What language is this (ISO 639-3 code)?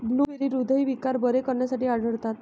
mar